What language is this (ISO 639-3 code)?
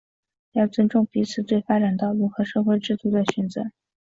zho